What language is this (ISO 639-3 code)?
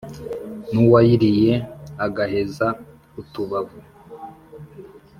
kin